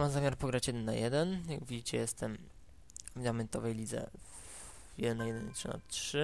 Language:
Polish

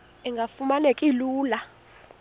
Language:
Xhosa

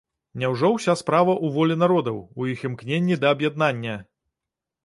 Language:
Belarusian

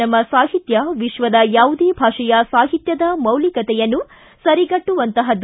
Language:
Kannada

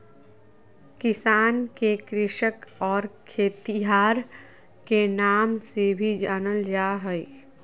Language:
Magahi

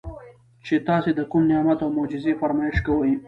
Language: Pashto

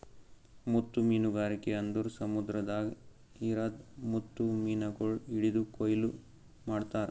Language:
Kannada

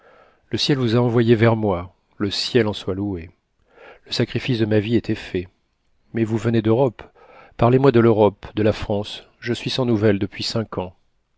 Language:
French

